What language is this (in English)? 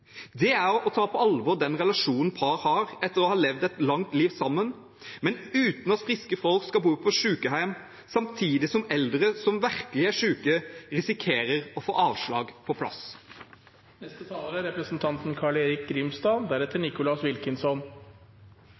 Norwegian Bokmål